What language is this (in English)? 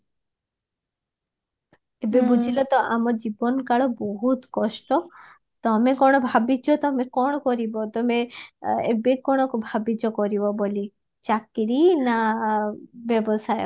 Odia